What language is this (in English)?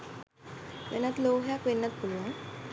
Sinhala